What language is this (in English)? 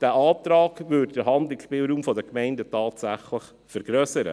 Swiss German